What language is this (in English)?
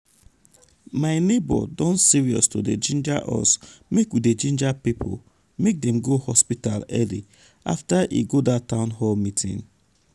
Nigerian Pidgin